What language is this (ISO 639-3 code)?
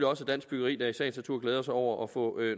dan